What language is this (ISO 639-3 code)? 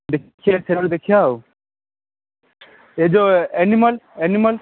ori